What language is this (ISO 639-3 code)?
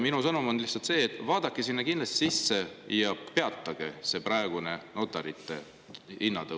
est